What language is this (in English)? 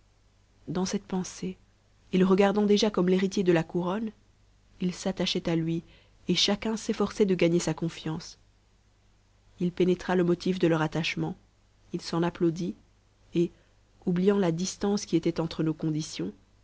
French